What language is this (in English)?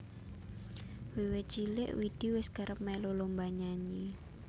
Javanese